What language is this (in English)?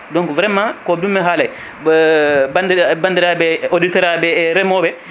Fula